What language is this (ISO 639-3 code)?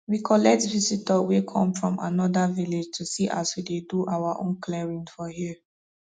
pcm